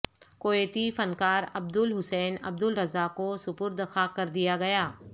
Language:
Urdu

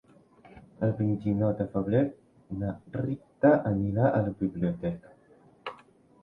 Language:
Catalan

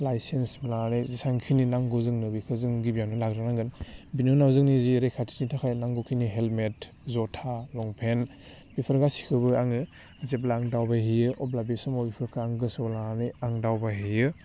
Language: Bodo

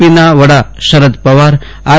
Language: Gujarati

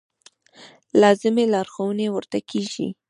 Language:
Pashto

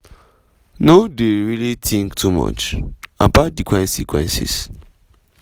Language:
Nigerian Pidgin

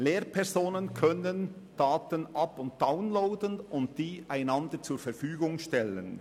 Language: Swiss German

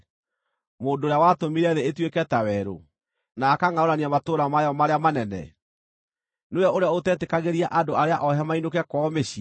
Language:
Kikuyu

